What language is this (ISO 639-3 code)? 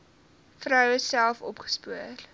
afr